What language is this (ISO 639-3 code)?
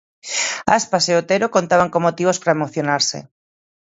glg